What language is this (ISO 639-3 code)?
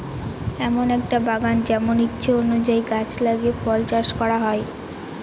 ben